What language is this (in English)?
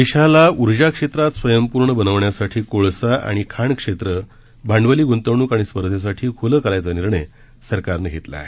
Marathi